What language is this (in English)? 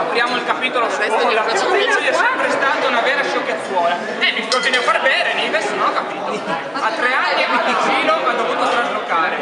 Italian